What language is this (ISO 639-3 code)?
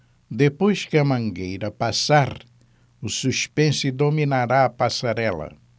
por